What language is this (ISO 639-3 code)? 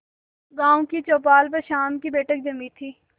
hin